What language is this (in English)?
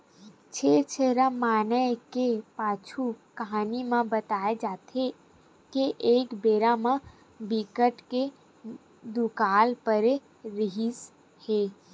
Chhattisgarhi